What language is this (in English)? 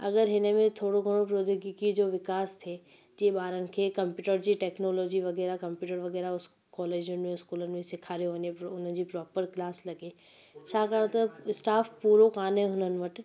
Sindhi